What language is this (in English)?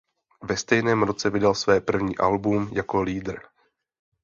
Czech